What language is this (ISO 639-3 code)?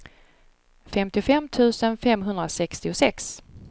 swe